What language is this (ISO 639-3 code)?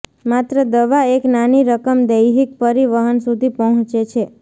guj